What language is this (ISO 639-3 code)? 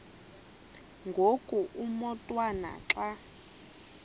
xho